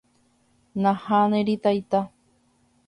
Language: Guarani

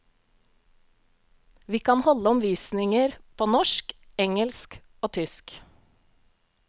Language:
Norwegian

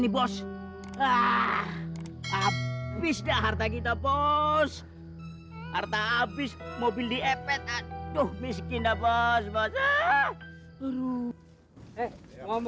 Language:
Indonesian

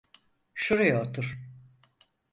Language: Turkish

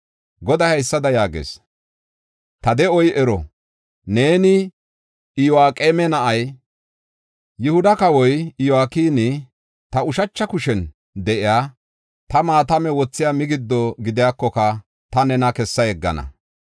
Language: Gofa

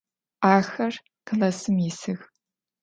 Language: Adyghe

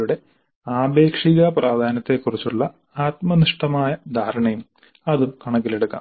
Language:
Malayalam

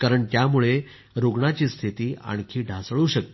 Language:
Marathi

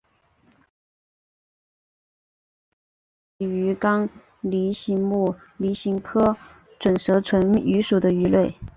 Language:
Chinese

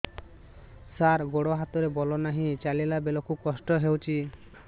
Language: Odia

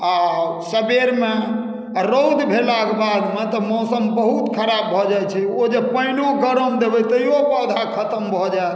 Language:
Maithili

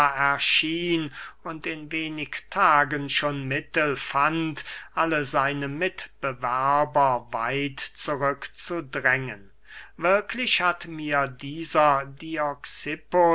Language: German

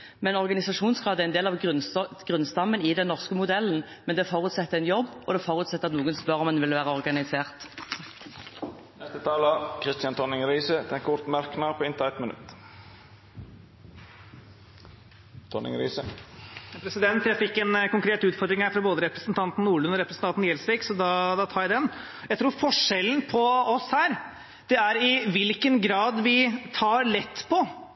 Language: Norwegian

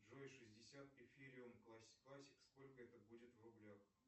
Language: Russian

